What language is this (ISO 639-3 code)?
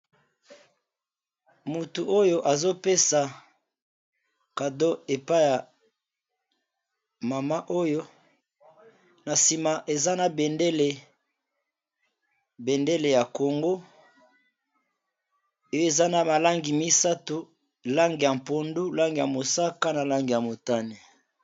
lin